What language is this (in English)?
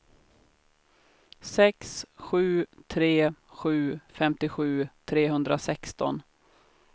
Swedish